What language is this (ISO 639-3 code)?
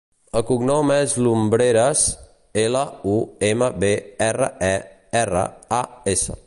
cat